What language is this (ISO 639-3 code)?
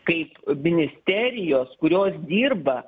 lit